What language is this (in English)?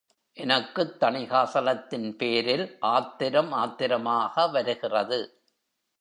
Tamil